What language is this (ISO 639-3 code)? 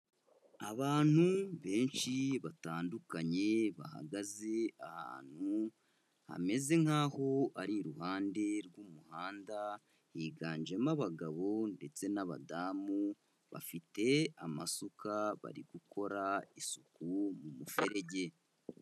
kin